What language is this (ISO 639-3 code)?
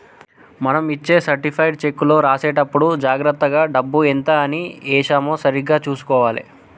tel